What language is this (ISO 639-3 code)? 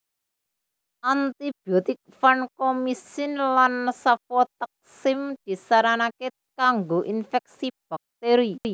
jav